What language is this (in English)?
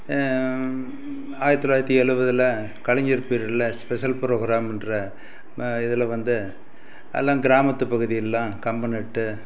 Tamil